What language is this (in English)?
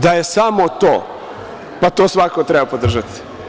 Serbian